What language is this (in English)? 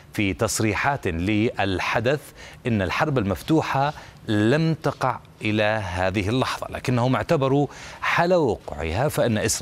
Arabic